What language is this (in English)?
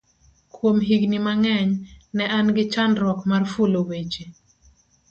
Luo (Kenya and Tanzania)